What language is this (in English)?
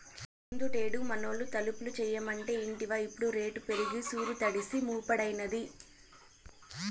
Telugu